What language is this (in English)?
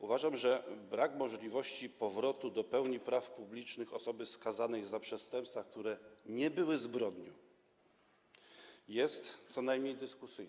Polish